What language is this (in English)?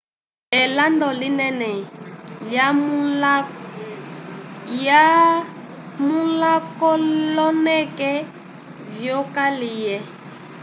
Umbundu